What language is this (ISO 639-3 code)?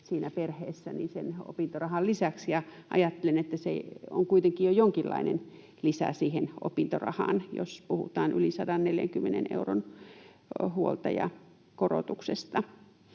fin